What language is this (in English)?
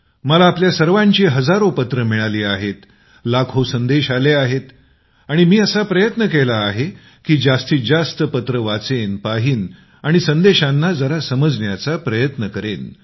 Marathi